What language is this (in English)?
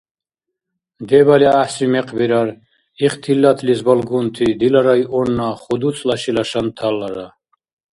Dargwa